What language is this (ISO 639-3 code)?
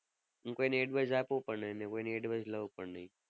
guj